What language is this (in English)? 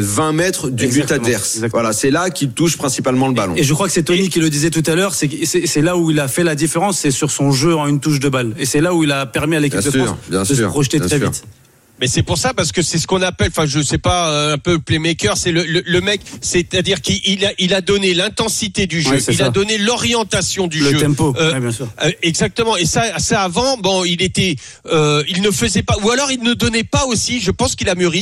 French